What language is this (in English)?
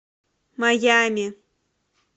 Russian